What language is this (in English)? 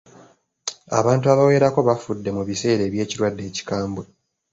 Ganda